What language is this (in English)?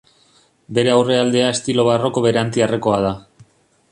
Basque